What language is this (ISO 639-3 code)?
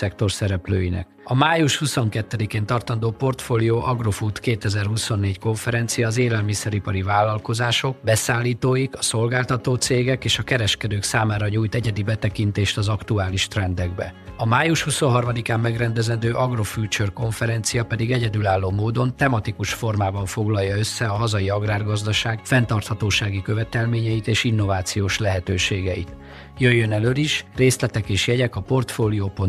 hun